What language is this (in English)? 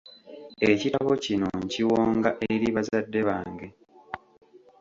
Ganda